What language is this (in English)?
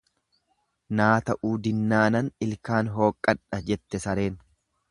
Oromo